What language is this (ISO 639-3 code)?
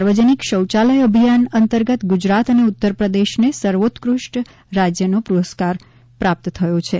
guj